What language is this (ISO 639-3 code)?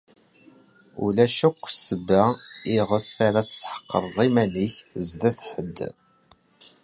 kab